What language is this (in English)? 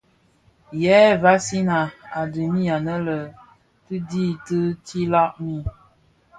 Bafia